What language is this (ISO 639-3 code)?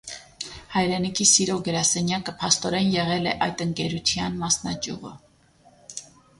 hye